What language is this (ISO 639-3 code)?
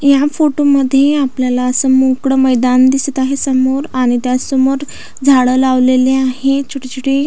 mar